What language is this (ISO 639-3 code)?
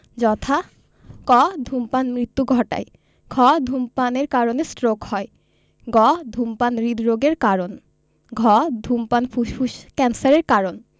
ben